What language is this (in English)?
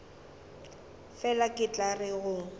Northern Sotho